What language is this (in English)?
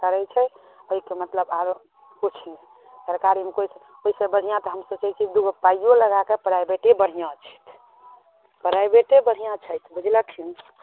Maithili